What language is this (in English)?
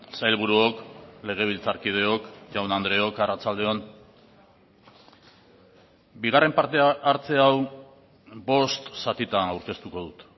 Basque